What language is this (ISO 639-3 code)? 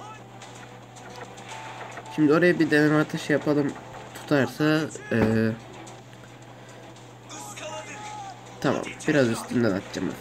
tur